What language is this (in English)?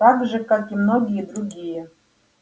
Russian